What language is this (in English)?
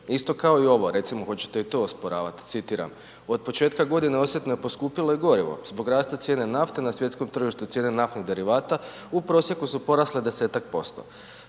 Croatian